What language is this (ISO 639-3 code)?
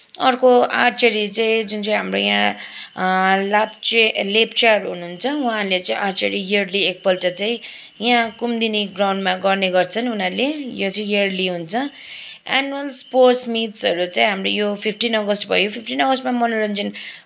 nep